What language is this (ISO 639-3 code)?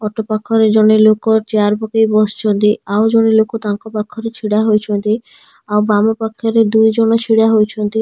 ori